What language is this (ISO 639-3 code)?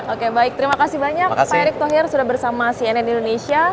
ind